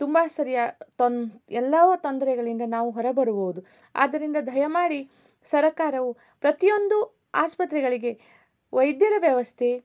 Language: Kannada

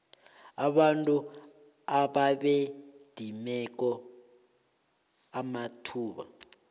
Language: South Ndebele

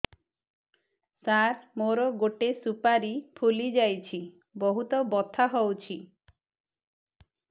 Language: Odia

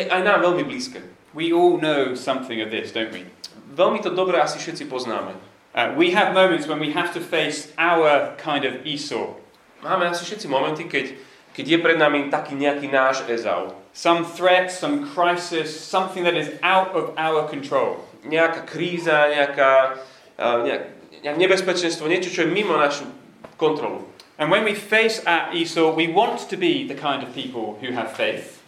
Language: Slovak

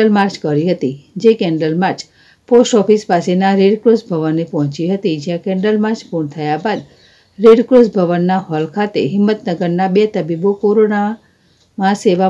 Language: Gujarati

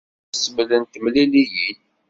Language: Kabyle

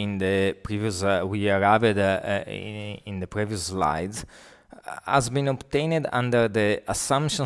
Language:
English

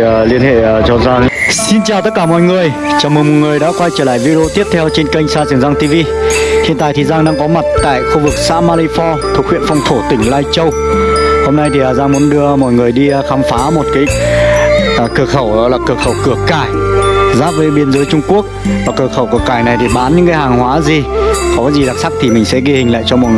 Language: Vietnamese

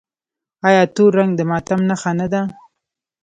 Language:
Pashto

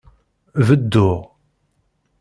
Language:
Kabyle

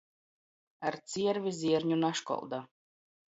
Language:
Latgalian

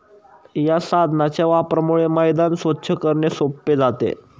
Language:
Marathi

